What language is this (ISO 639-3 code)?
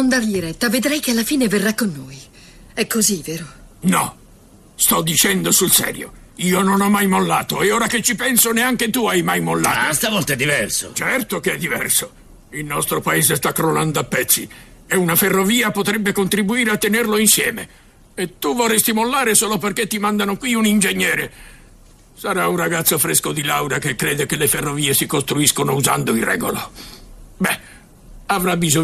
ita